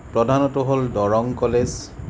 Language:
Assamese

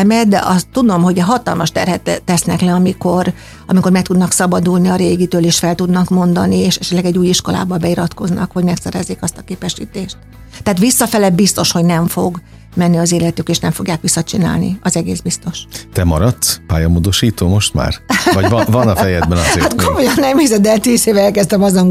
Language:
Hungarian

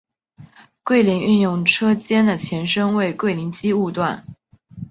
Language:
Chinese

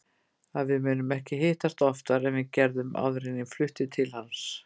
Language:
Icelandic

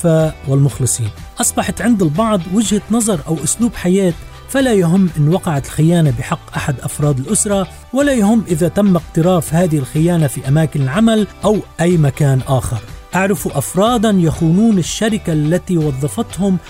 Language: Arabic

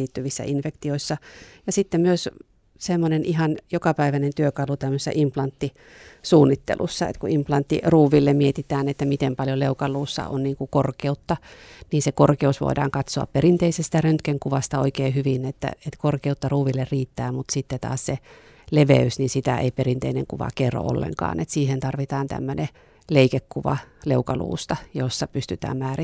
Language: Finnish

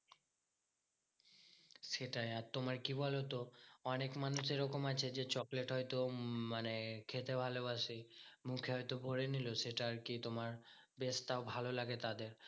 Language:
Bangla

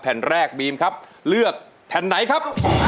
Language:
Thai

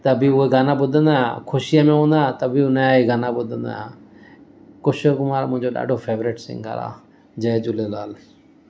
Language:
Sindhi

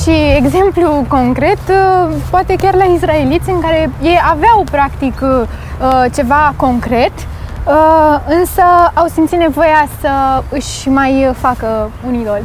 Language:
Romanian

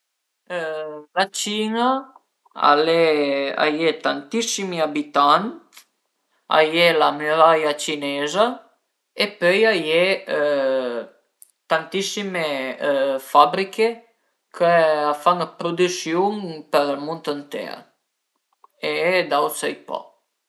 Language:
Piedmontese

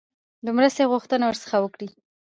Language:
Pashto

